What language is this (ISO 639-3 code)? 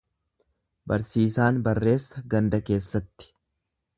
orm